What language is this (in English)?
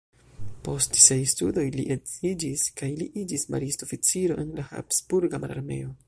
Esperanto